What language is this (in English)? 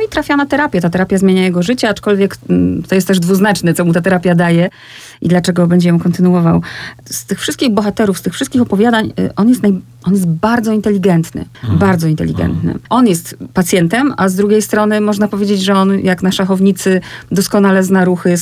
Polish